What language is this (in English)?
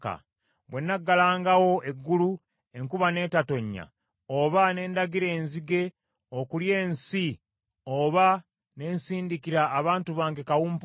Ganda